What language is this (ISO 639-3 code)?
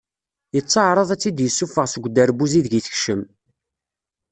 kab